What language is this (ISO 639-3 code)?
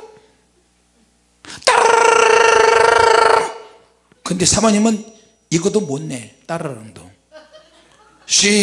kor